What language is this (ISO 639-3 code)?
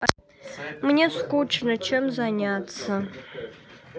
rus